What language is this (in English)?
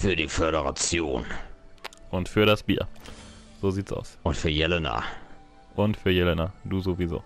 German